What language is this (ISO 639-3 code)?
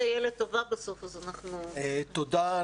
heb